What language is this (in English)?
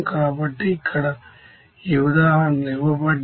Telugu